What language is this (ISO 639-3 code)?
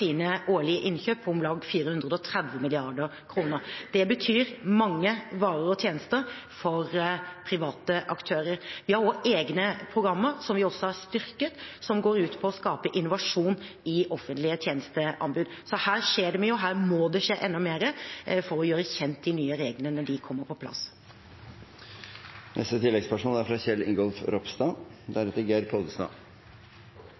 nor